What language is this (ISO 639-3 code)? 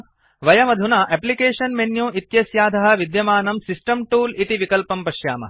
san